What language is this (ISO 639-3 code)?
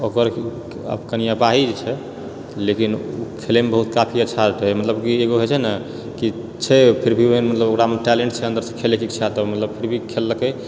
mai